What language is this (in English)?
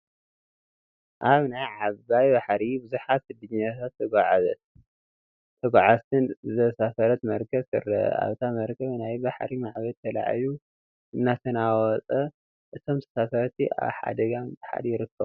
Tigrinya